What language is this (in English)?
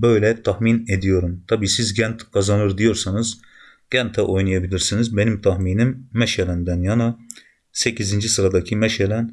Turkish